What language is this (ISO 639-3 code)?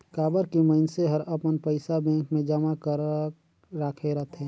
hne